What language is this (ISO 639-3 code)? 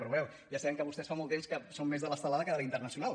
cat